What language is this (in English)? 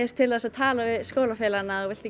Icelandic